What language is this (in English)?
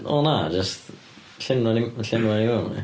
Welsh